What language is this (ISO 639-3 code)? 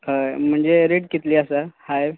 kok